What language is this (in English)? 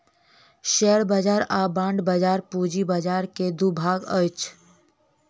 Maithili